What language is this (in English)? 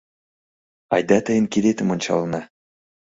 Mari